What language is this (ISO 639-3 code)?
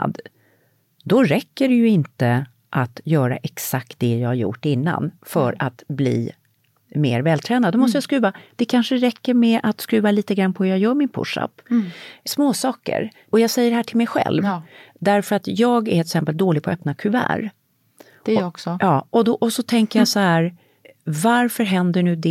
swe